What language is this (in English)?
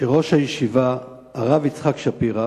Hebrew